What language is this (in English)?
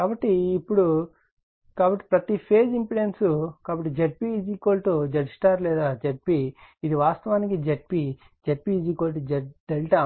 Telugu